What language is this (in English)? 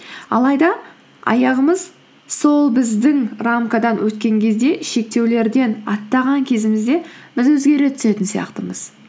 Kazakh